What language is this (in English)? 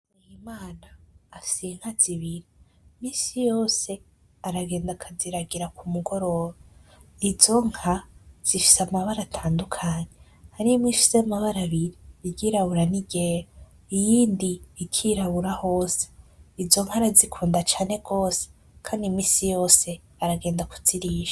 Rundi